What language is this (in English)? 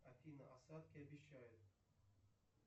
Russian